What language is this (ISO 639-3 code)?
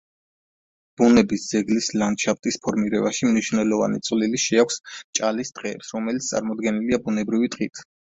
kat